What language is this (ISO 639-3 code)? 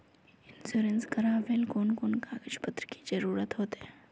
mag